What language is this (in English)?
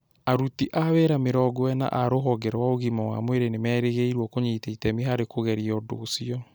Kikuyu